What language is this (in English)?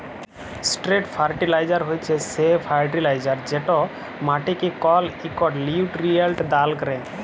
Bangla